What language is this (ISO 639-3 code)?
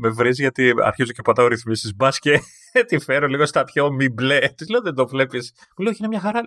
ell